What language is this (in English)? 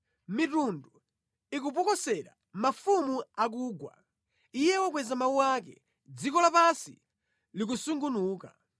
Nyanja